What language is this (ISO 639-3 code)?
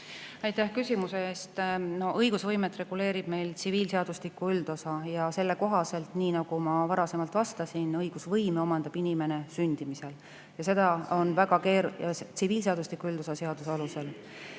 est